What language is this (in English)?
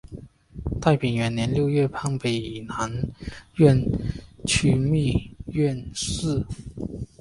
Chinese